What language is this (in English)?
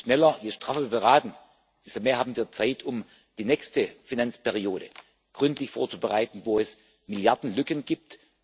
German